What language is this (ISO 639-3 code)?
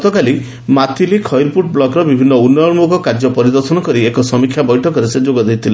ori